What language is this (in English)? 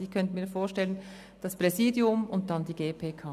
Swiss German